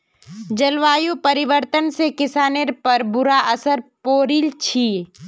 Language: Magahi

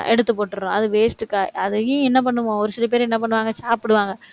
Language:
Tamil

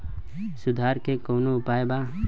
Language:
Bhojpuri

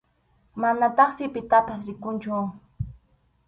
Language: Arequipa-La Unión Quechua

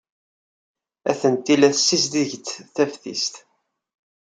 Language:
Kabyle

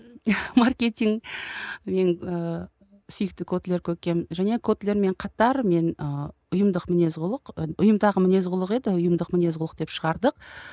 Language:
Kazakh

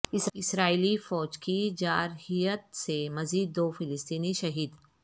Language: Urdu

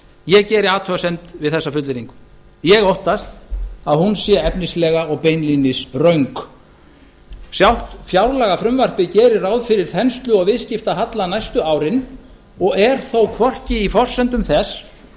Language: Icelandic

